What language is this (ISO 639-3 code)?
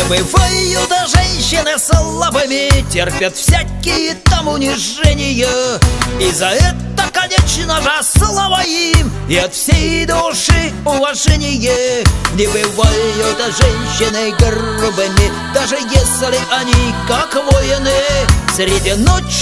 rus